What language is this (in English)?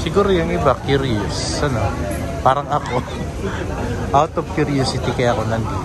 Filipino